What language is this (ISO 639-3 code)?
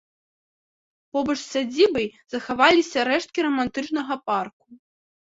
bel